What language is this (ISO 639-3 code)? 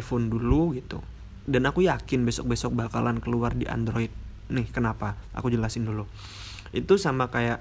ind